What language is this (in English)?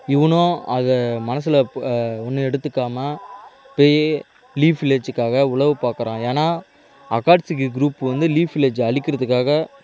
Tamil